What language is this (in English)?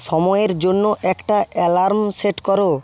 Bangla